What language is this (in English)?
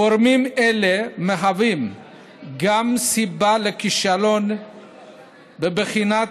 Hebrew